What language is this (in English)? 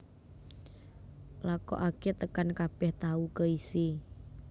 Javanese